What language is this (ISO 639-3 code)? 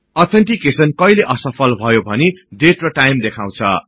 nep